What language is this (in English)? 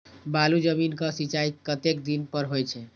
Maithili